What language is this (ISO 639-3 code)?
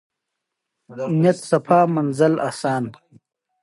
pus